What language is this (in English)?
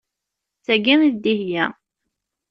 Kabyle